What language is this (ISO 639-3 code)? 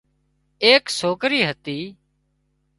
kxp